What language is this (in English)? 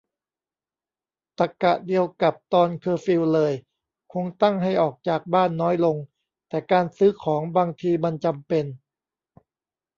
Thai